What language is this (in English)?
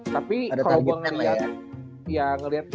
Indonesian